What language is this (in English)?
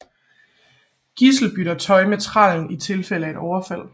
Danish